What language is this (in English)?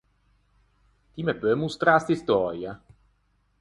Ligurian